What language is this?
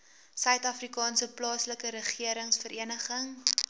Afrikaans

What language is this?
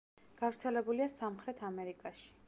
Georgian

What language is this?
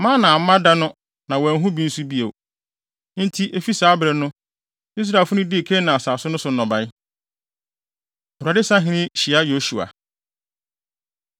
Akan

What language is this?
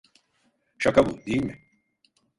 Turkish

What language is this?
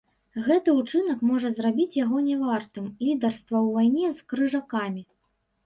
Belarusian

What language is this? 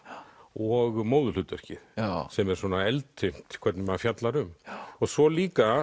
Icelandic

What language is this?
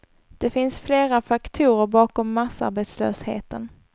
Swedish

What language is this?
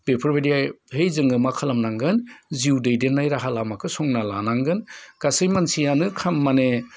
Bodo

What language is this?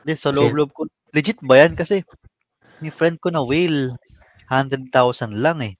Filipino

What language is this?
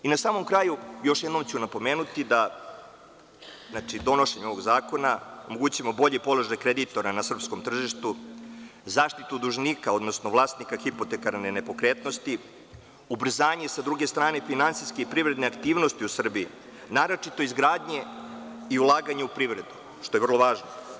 Serbian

